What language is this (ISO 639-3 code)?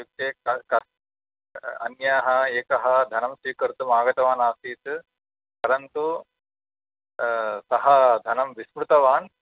san